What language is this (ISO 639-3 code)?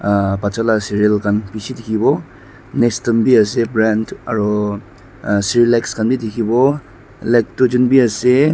nag